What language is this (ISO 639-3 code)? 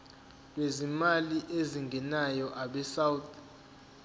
zul